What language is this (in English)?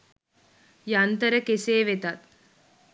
Sinhala